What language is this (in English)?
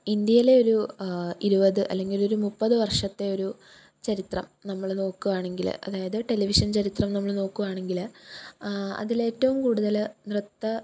Malayalam